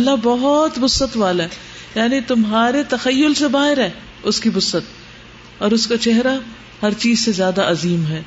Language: Urdu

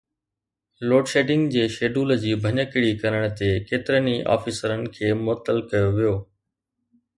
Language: Sindhi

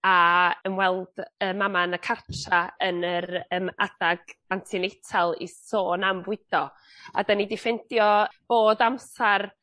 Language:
Welsh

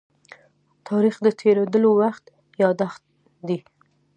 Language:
Pashto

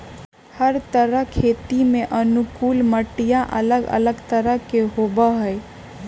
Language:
Magahi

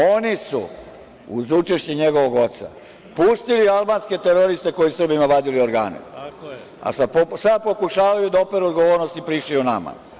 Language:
Serbian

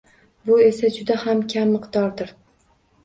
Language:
Uzbek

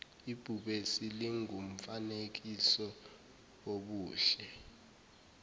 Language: Zulu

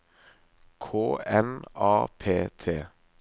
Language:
Norwegian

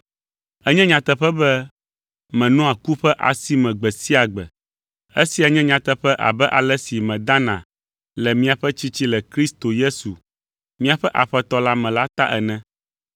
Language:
Ewe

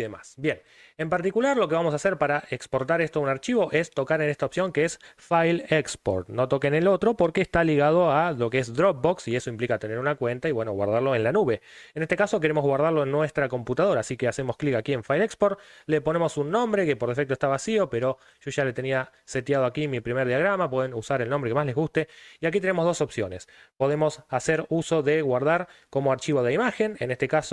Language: Spanish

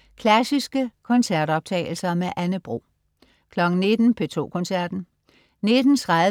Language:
Danish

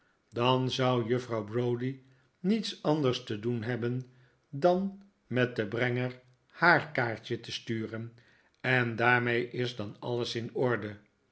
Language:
Dutch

